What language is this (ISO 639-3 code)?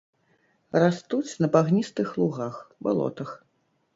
bel